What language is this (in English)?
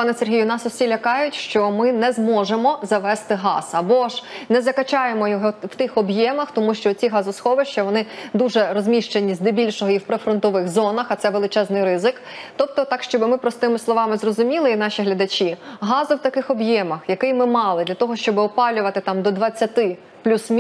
Ukrainian